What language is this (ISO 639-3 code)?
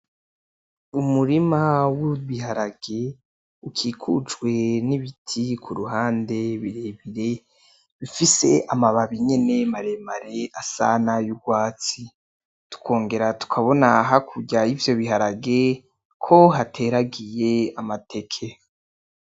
run